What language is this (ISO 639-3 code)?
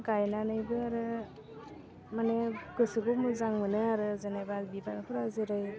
brx